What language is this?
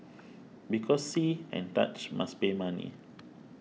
English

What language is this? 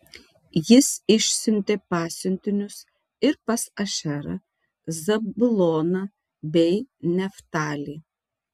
Lithuanian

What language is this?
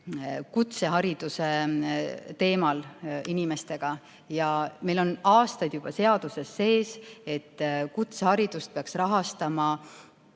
Estonian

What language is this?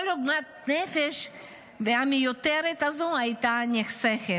Hebrew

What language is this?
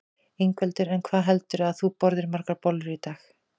Icelandic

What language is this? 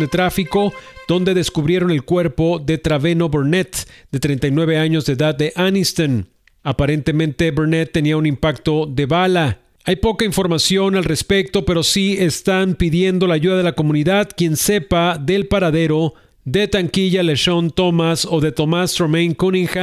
Spanish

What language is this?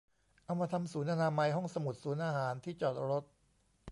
Thai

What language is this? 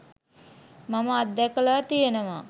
Sinhala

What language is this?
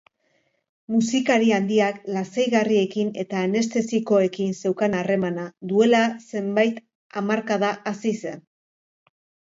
Basque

